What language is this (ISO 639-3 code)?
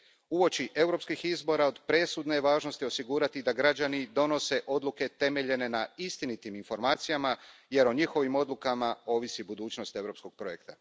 hrv